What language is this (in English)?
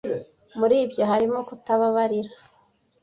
Kinyarwanda